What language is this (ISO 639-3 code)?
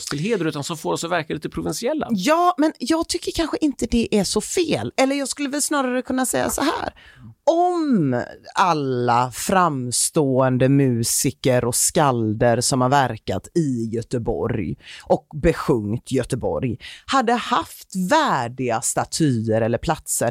swe